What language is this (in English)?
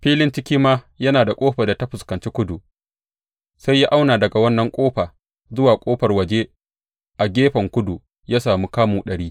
Hausa